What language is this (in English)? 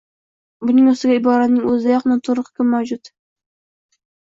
Uzbek